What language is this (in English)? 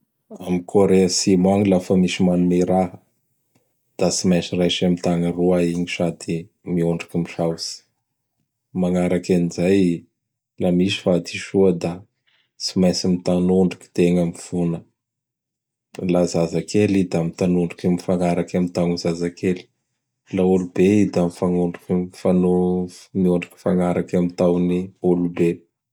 Bara Malagasy